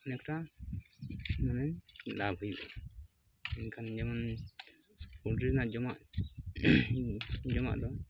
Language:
Santali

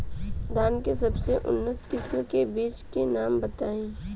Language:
Bhojpuri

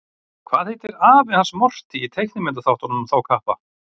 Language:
Icelandic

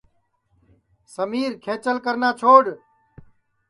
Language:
Sansi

